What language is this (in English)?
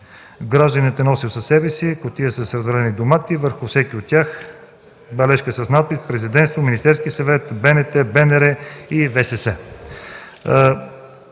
Bulgarian